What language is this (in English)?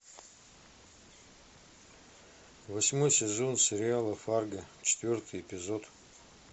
Russian